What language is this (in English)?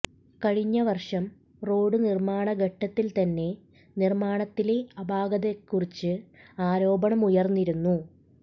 Malayalam